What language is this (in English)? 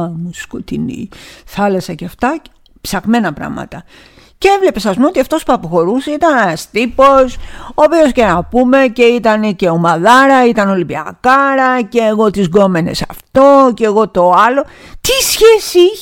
Greek